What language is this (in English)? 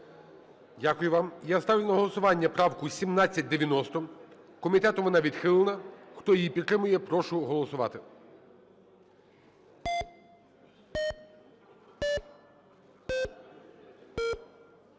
Ukrainian